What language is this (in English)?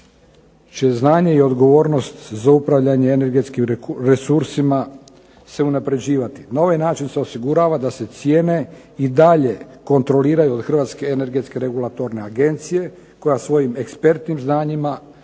Croatian